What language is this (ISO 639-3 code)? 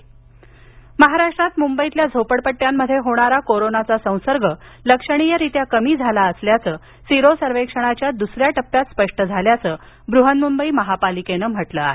mar